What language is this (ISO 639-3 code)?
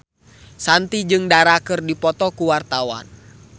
sun